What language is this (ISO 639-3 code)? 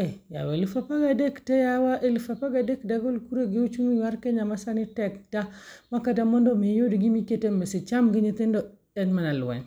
luo